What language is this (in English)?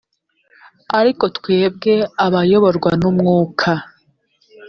Kinyarwanda